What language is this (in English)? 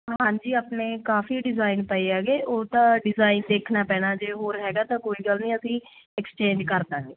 Punjabi